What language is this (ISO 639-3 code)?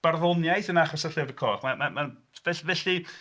cym